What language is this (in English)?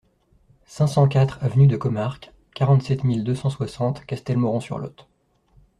French